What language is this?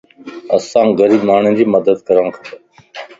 Lasi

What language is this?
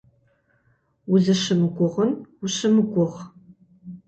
Kabardian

